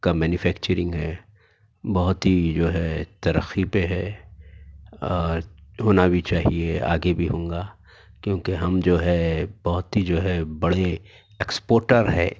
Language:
Urdu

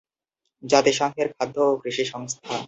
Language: Bangla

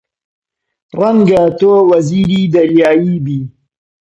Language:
Central Kurdish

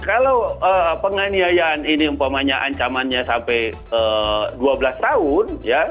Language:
Indonesian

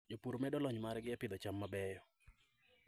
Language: Luo (Kenya and Tanzania)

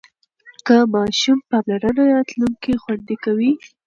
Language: Pashto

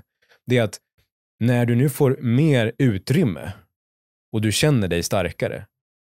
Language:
Swedish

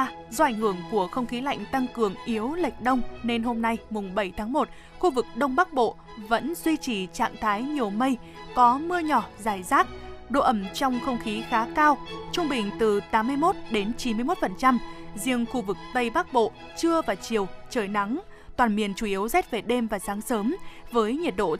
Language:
Vietnamese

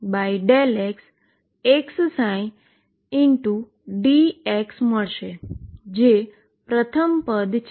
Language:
Gujarati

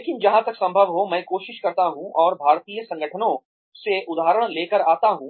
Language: Hindi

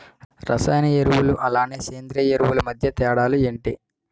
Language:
Telugu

